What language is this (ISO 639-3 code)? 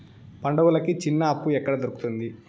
tel